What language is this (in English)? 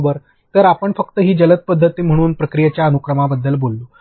Marathi